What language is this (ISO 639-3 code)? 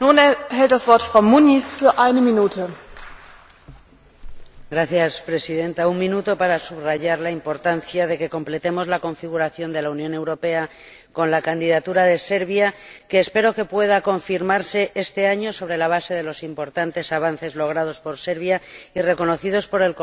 spa